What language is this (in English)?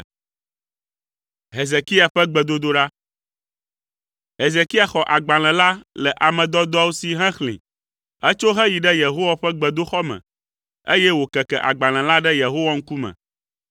Ewe